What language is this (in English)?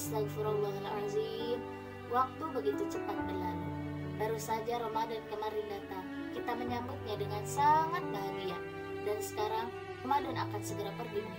Indonesian